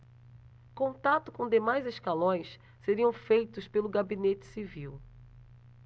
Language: Portuguese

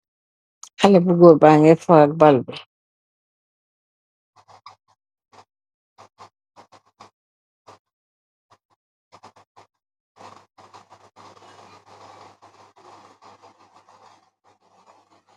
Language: Wolof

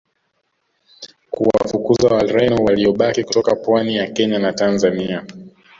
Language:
Swahili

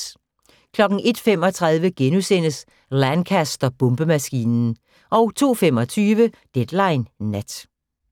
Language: Danish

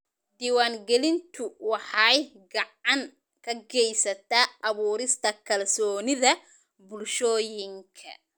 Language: Somali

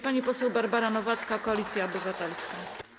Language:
Polish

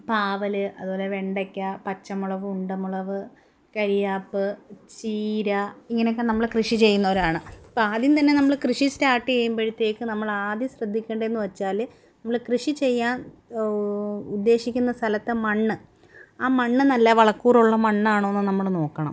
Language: Malayalam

